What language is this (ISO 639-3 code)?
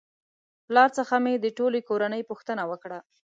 pus